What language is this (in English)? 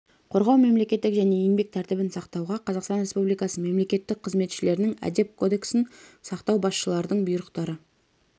Kazakh